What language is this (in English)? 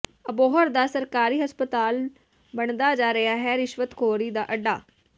Punjabi